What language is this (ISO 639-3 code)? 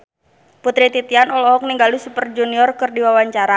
sun